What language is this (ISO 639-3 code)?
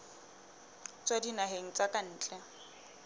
sot